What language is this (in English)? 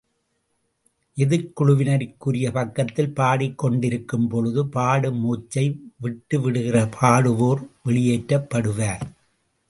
Tamil